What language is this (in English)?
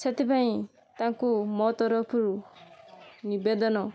Odia